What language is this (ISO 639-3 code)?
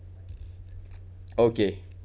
eng